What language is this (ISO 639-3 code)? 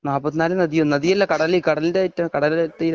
mal